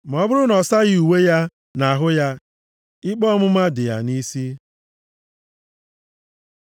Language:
Igbo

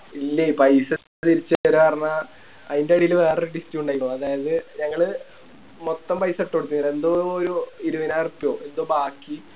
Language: Malayalam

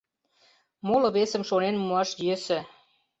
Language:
Mari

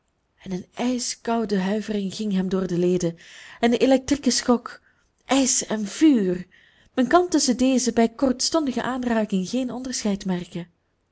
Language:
Dutch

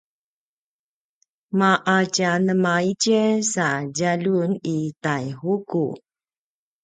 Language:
Paiwan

